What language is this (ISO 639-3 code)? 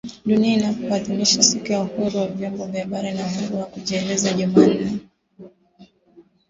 swa